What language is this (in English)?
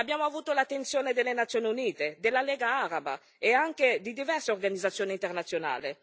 Italian